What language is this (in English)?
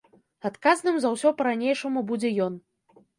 Belarusian